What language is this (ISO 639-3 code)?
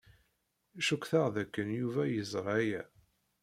kab